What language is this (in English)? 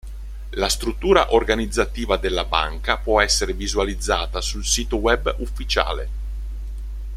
Italian